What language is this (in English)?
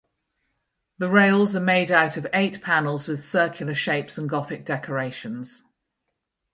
English